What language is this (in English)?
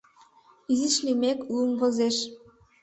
Mari